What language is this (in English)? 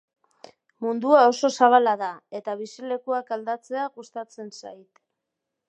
Basque